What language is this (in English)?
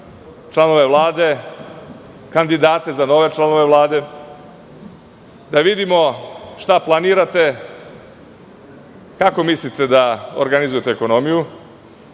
Serbian